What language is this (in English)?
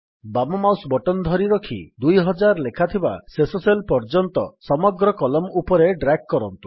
Odia